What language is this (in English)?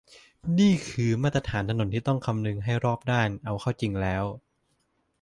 Thai